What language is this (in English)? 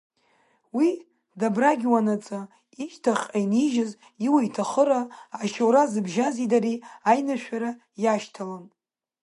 Abkhazian